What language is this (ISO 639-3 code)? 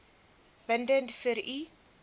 afr